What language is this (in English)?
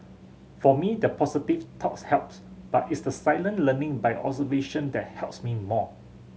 English